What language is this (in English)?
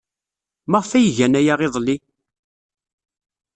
Kabyle